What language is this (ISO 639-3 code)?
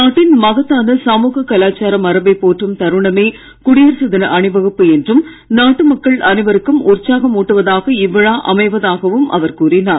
tam